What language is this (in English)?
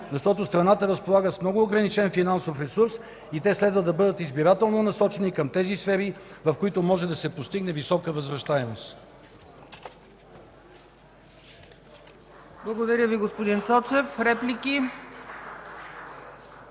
Bulgarian